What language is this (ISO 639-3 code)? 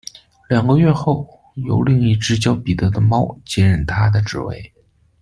zho